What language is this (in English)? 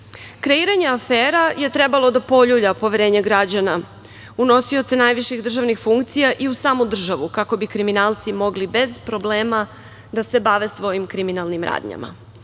Serbian